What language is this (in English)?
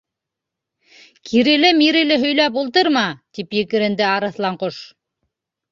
Bashkir